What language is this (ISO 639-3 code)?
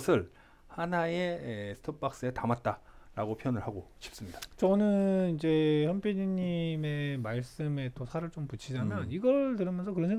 kor